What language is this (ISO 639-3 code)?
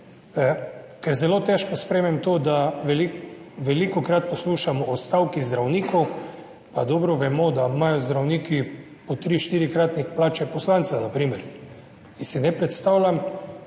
slv